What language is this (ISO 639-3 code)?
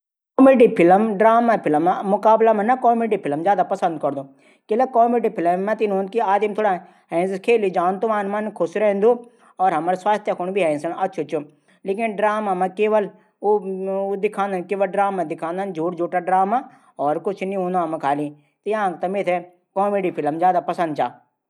gbm